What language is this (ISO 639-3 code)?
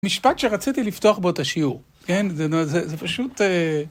heb